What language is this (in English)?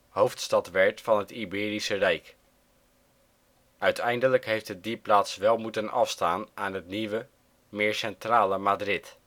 Dutch